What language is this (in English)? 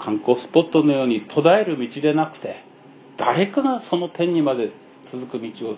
Japanese